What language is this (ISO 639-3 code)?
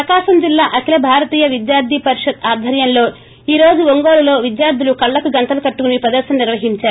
tel